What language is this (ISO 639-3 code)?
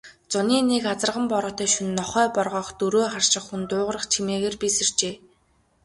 mon